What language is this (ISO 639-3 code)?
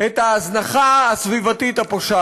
heb